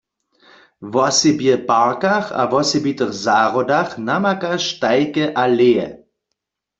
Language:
Upper Sorbian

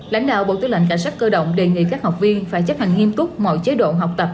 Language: Vietnamese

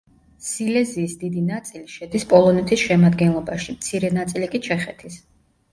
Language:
Georgian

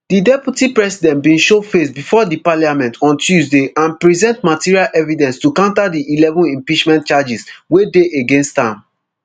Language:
Nigerian Pidgin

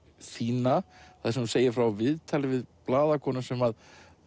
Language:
Icelandic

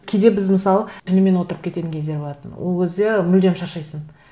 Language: Kazakh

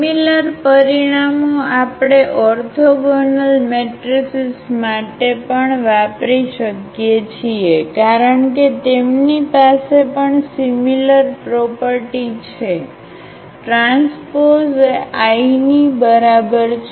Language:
Gujarati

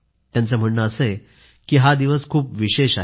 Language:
Marathi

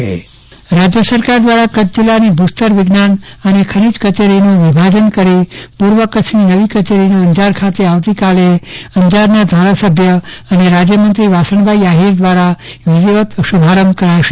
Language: Gujarati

